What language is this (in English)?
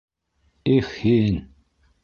Bashkir